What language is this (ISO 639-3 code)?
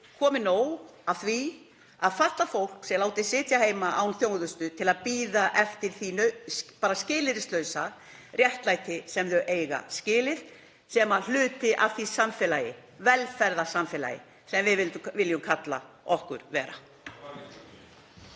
isl